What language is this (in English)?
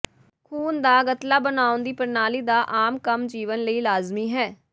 Punjabi